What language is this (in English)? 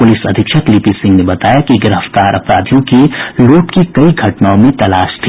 Hindi